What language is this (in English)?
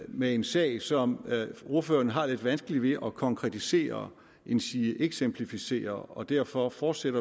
Danish